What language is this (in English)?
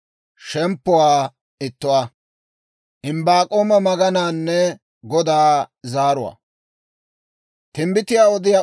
Dawro